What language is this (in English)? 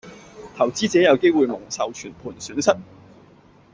Cantonese